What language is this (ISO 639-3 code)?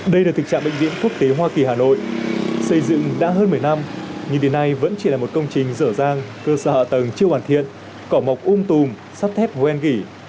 vie